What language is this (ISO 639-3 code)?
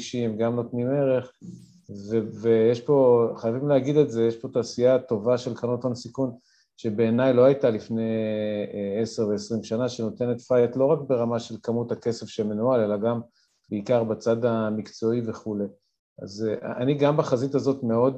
heb